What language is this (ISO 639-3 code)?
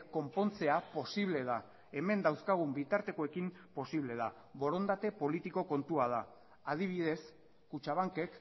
eus